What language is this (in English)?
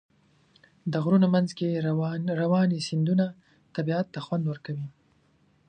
Pashto